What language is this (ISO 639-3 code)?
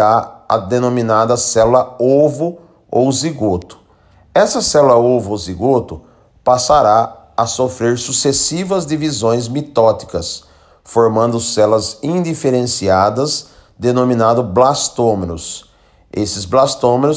por